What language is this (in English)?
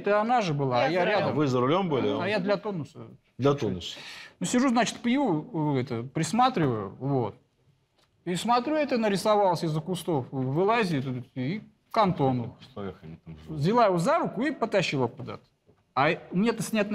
Russian